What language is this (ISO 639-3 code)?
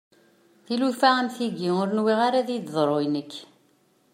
kab